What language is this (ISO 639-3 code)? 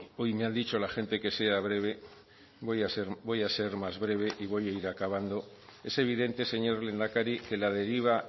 spa